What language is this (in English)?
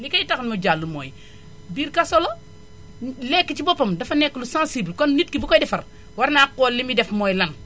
Wolof